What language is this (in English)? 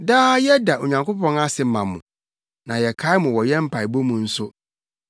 Akan